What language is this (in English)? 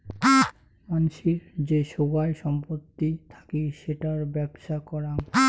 Bangla